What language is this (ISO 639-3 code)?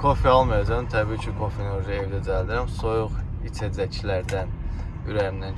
tur